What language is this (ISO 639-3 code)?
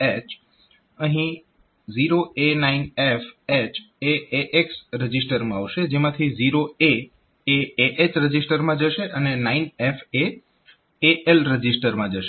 guj